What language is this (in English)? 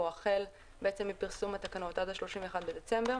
Hebrew